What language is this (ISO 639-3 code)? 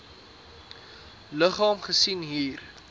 afr